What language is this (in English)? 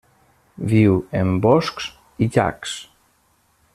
Catalan